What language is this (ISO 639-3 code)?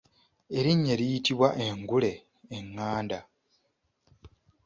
lug